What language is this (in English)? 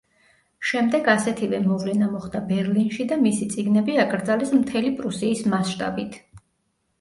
Georgian